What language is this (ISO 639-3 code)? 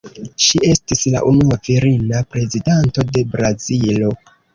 epo